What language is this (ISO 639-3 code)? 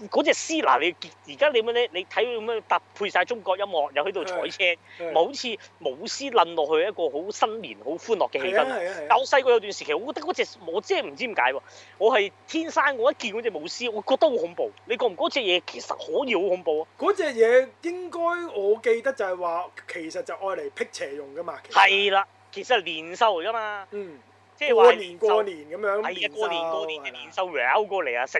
zho